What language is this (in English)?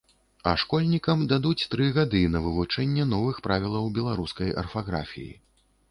Belarusian